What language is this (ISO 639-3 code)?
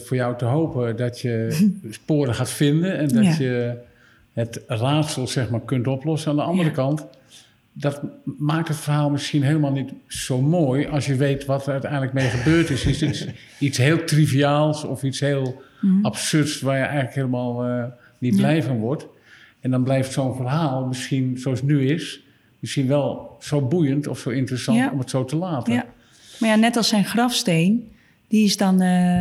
nld